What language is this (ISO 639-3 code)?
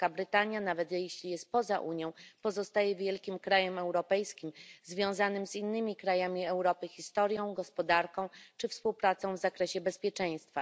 pol